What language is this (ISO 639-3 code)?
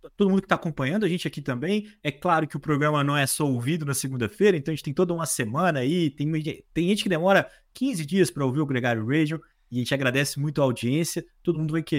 por